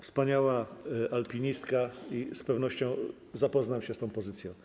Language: Polish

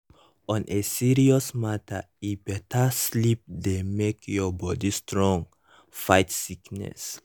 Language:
Nigerian Pidgin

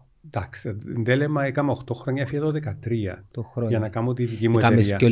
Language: Greek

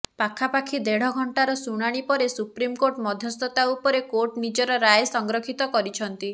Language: Odia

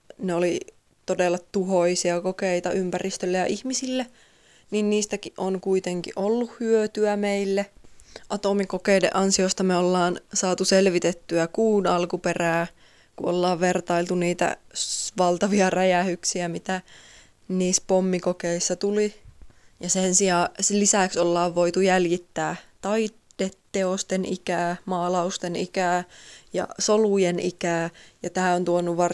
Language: Finnish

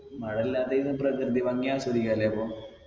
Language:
Malayalam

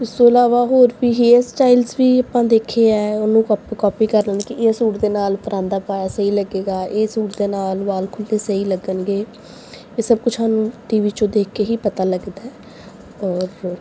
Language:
Punjabi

